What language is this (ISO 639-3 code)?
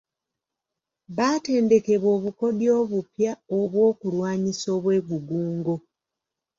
lug